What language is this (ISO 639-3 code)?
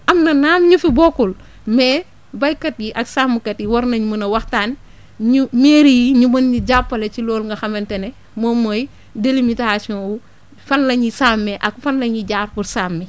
wol